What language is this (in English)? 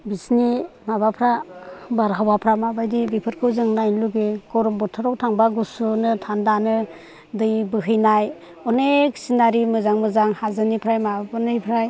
Bodo